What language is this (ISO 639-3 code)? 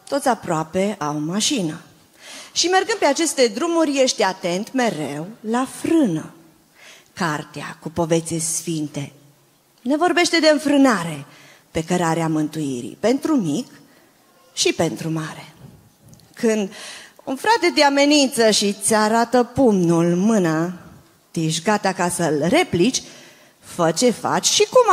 ron